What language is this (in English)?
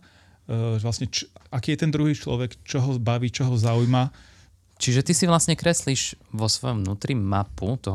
Slovak